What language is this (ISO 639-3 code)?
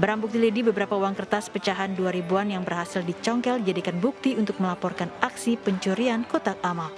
ind